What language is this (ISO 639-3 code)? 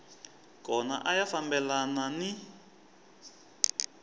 tso